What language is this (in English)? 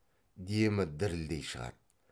Kazakh